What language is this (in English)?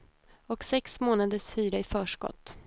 Swedish